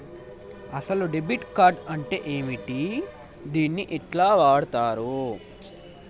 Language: Telugu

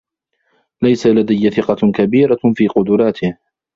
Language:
Arabic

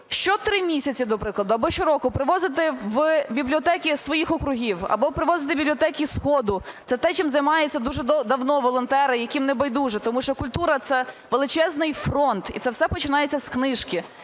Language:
Ukrainian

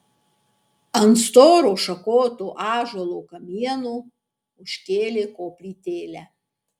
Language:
Lithuanian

